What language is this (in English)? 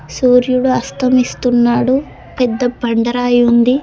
Telugu